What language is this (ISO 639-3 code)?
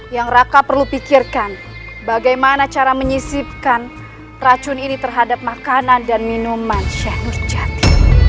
ind